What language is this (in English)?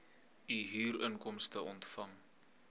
Afrikaans